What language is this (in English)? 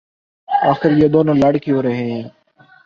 Urdu